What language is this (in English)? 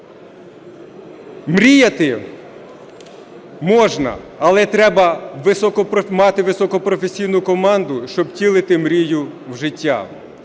Ukrainian